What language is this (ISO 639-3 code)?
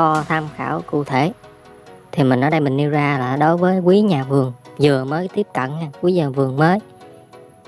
vie